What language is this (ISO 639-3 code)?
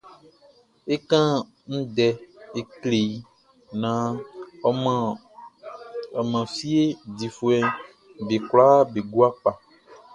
bci